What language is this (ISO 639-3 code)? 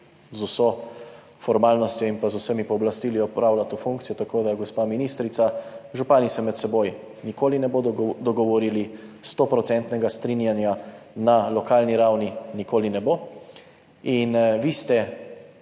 slv